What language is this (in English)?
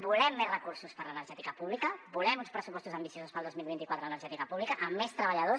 Catalan